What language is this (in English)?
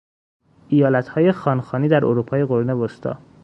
Persian